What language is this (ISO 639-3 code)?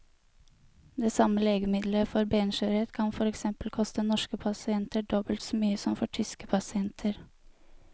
nor